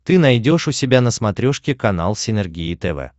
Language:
Russian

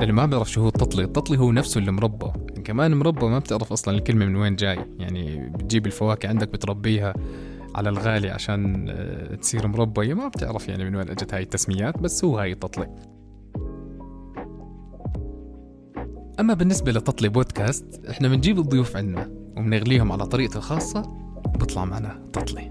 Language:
Arabic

